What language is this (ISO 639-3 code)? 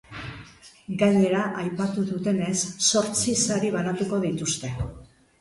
eus